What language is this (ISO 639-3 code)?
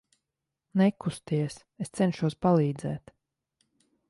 lav